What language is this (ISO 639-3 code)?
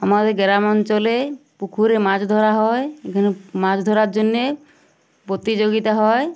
ben